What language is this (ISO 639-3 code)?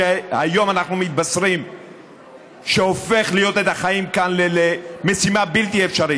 heb